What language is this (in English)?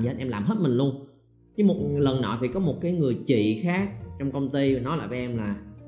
Vietnamese